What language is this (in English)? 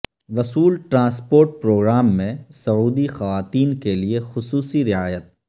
Urdu